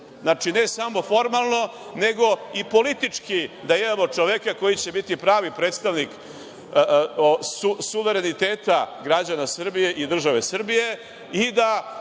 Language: Serbian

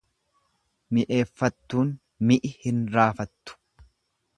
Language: Oromo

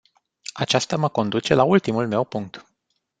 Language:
Romanian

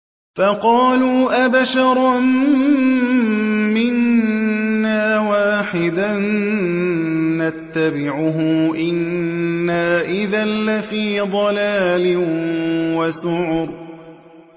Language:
Arabic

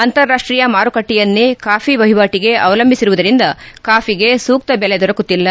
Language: Kannada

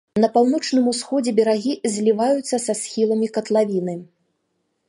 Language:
Belarusian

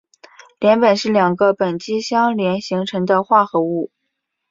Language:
Chinese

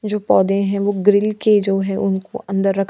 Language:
Hindi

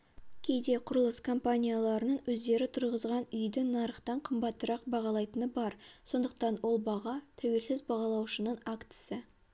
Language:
Kazakh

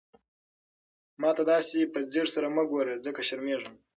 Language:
Pashto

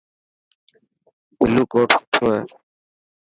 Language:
Dhatki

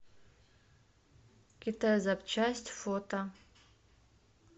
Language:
Russian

